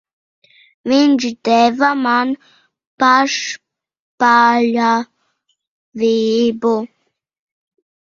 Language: Latvian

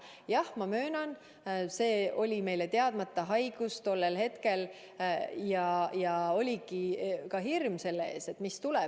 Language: Estonian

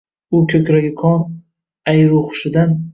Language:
Uzbek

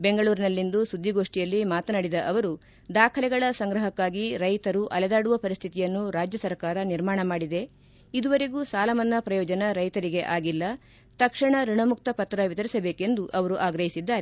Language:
Kannada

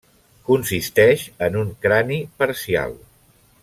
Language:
Catalan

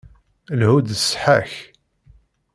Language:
Kabyle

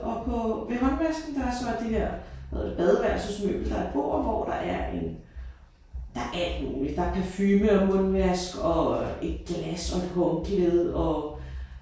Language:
Danish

